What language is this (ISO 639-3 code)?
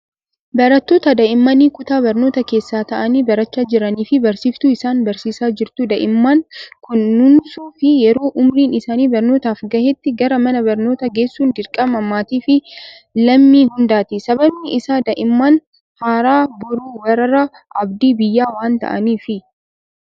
orm